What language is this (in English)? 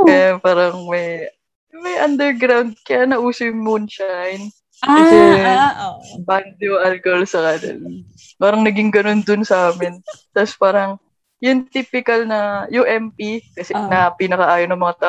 Filipino